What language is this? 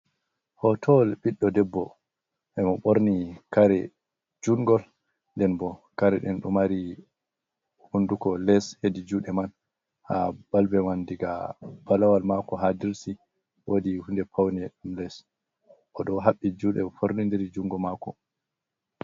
Fula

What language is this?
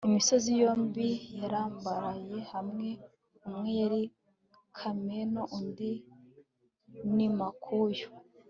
Kinyarwanda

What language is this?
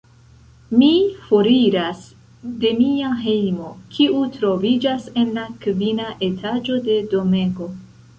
Esperanto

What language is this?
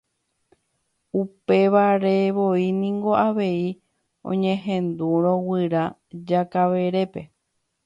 Guarani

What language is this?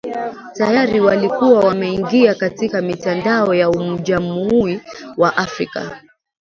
Swahili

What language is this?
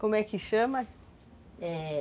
Portuguese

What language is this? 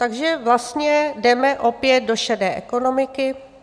Czech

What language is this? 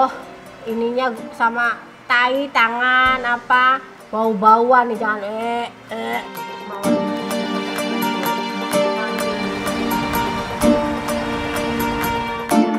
Indonesian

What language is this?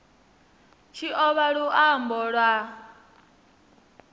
Venda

